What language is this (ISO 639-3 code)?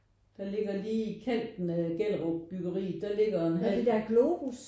dan